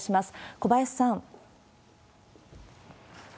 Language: Japanese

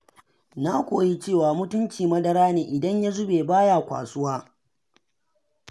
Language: Hausa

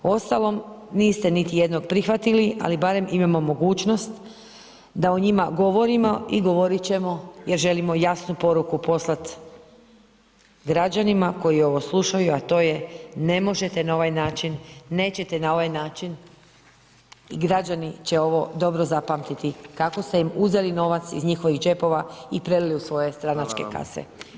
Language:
Croatian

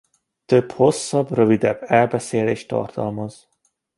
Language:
Hungarian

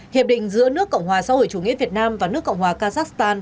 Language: Vietnamese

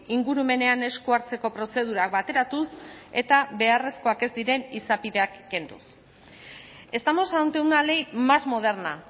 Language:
Basque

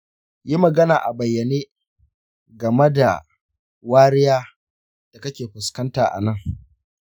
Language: Hausa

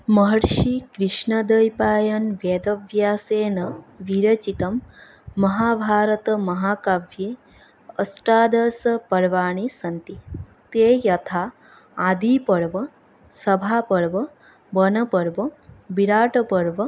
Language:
Sanskrit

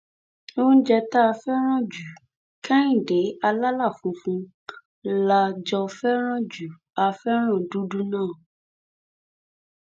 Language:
Yoruba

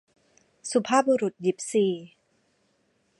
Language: Thai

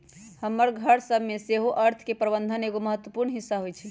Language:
Magahi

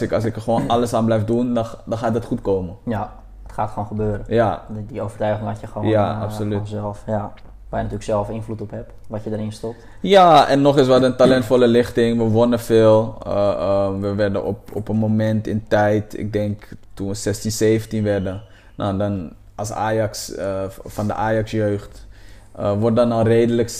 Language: Dutch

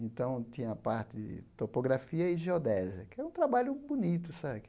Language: Portuguese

